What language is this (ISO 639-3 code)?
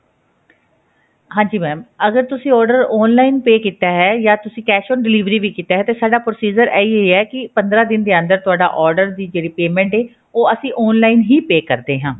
pan